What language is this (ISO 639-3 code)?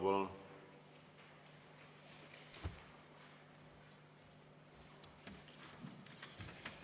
est